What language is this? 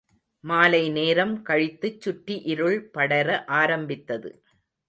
Tamil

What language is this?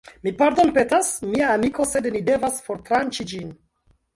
Esperanto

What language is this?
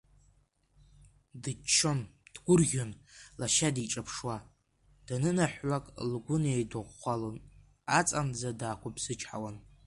Abkhazian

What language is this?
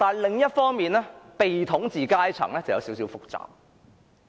Cantonese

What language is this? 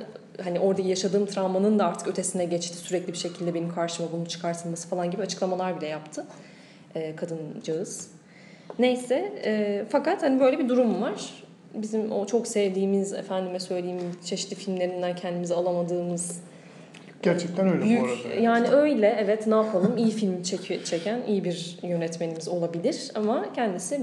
Turkish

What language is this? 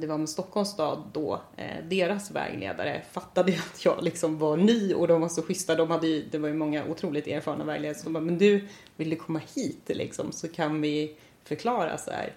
Swedish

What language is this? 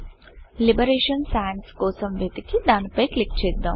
Telugu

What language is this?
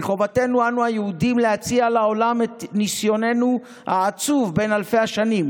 Hebrew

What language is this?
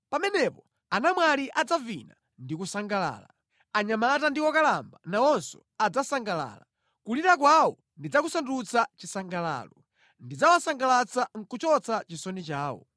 Nyanja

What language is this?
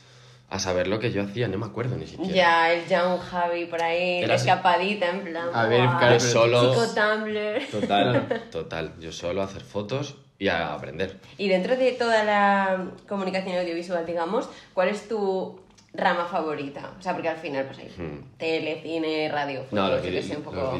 Spanish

